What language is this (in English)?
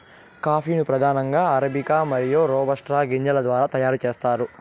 Telugu